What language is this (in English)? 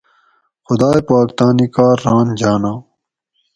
Gawri